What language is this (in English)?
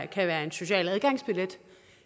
Danish